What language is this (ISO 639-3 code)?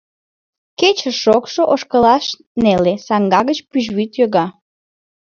chm